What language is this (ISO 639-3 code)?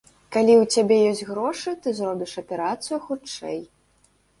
bel